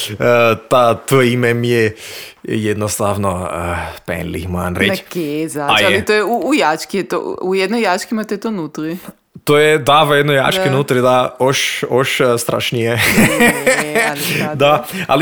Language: Croatian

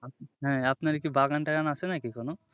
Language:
Bangla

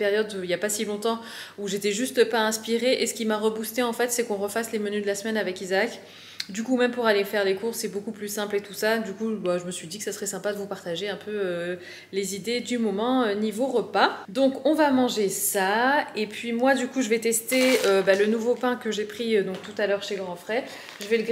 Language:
French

